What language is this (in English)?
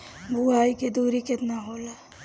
Bhojpuri